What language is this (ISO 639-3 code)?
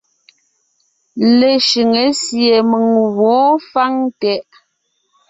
nnh